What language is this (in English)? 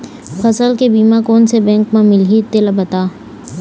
Chhattisgarhi